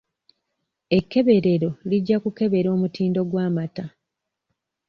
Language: Ganda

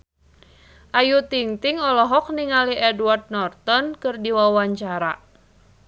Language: Sundanese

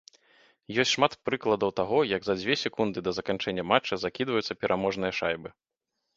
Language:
Belarusian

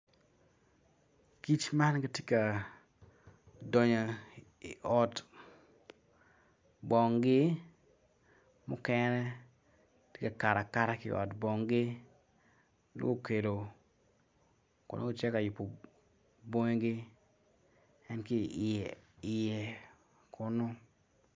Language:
Acoli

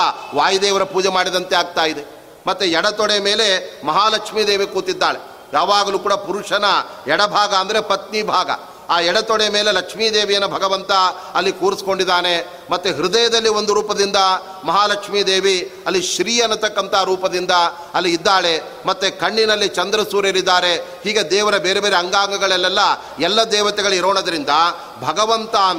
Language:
Kannada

